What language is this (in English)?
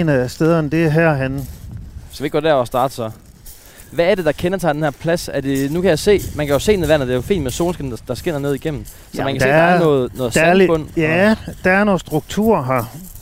Danish